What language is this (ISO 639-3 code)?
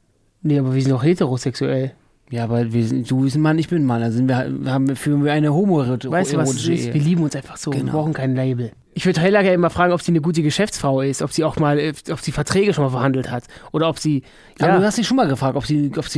deu